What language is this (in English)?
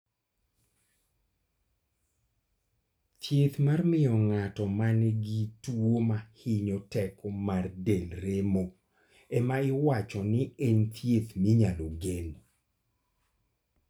Luo (Kenya and Tanzania)